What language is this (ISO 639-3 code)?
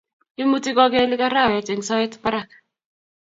kln